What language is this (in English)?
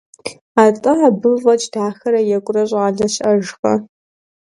Kabardian